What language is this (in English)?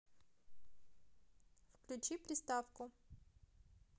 Russian